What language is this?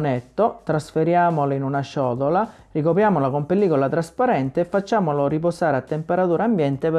Italian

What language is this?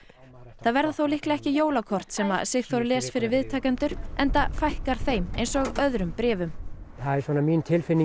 Icelandic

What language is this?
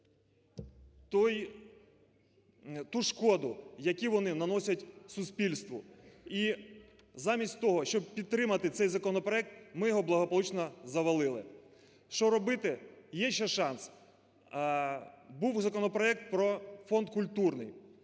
Ukrainian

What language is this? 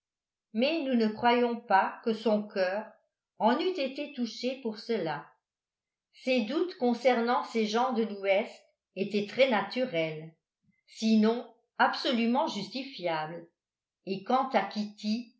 French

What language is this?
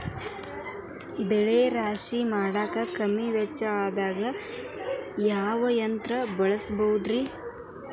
Kannada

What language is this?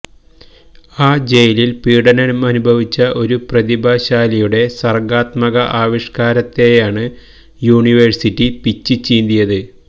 Malayalam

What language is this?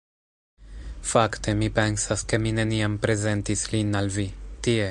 Esperanto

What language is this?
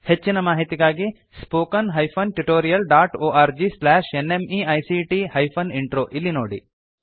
Kannada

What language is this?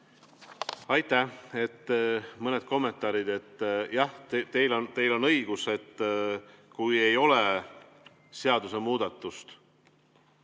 Estonian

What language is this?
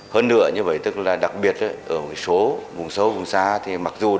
Vietnamese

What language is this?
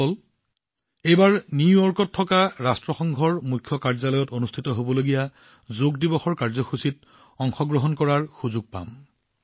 Assamese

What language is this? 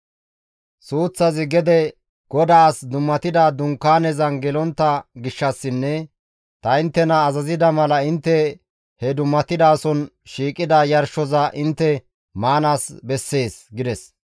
Gamo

